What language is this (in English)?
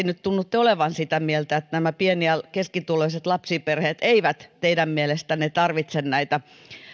Finnish